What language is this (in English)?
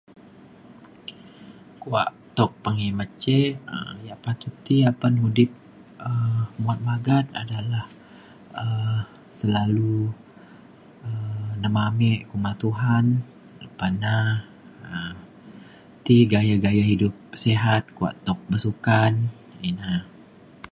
Mainstream Kenyah